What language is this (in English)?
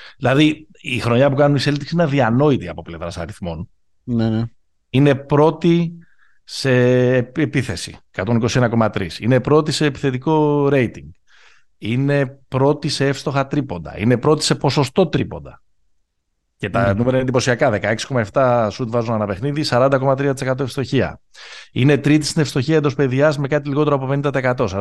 Greek